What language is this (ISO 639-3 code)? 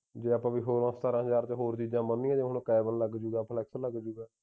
pan